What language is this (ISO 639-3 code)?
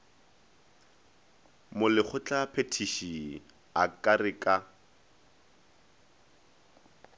nso